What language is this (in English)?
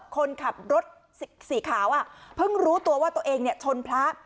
Thai